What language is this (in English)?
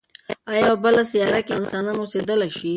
Pashto